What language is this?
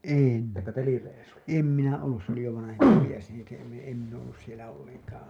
Finnish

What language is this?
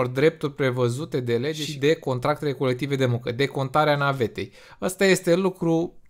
Romanian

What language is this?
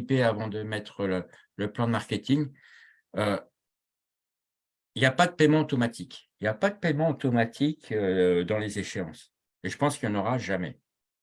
French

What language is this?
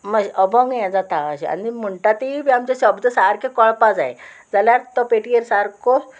Konkani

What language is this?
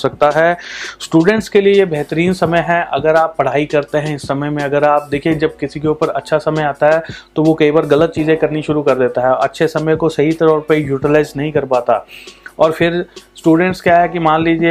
Hindi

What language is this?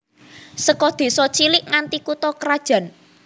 Javanese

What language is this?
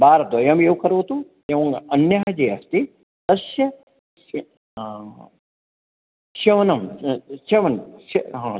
Sanskrit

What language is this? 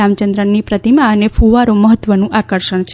Gujarati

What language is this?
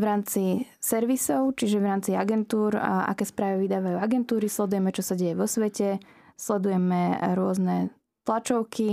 Slovak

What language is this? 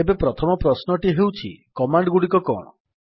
Odia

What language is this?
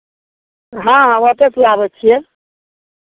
Maithili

